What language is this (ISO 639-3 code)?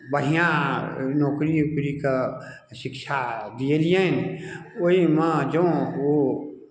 mai